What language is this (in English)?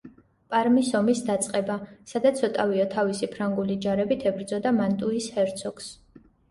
Georgian